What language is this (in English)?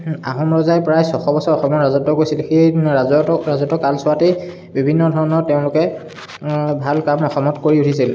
Assamese